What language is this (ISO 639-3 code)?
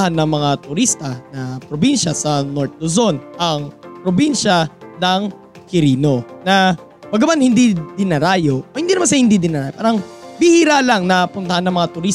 fil